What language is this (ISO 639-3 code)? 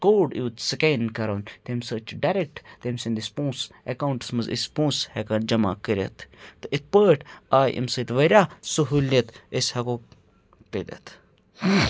kas